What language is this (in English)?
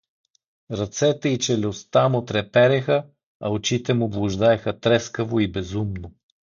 Bulgarian